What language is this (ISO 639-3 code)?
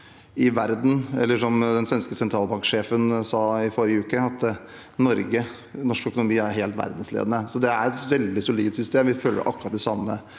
nor